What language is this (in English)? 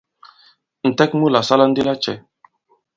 Bankon